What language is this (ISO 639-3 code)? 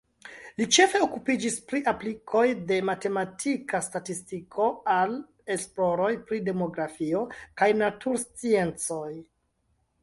epo